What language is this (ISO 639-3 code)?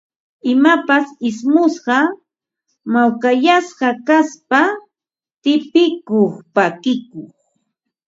qva